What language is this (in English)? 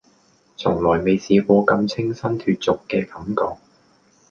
Cantonese